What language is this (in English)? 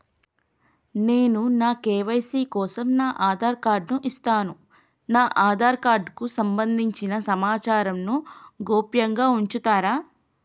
Telugu